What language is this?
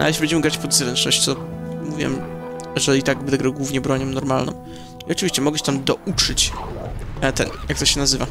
Polish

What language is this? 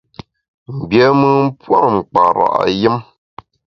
Bamun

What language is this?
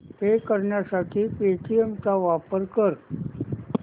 Marathi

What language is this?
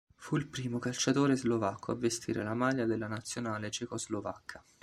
Italian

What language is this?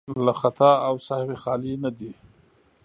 Pashto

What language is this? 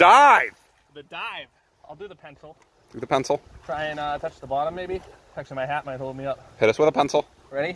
English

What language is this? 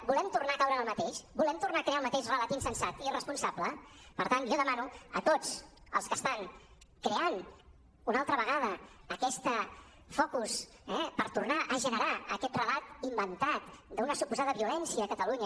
Catalan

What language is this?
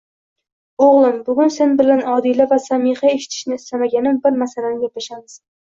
Uzbek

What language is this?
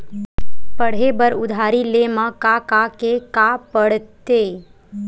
Chhattisgarhi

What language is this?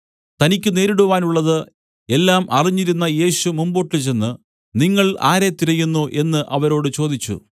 Malayalam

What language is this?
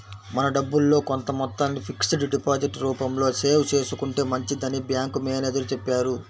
Telugu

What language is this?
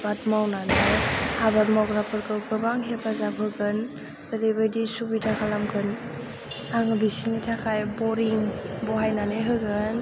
Bodo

